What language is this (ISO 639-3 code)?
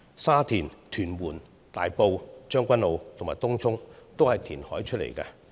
yue